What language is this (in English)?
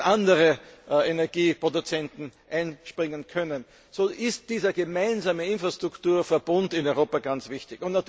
German